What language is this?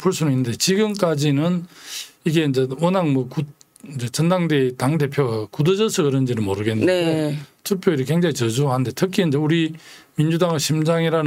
Korean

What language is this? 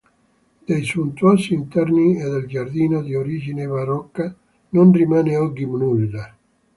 Italian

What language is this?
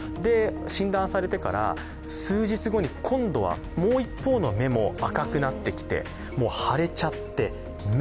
Japanese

